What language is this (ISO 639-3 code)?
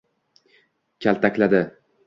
uzb